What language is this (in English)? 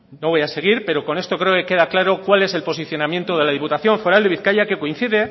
Spanish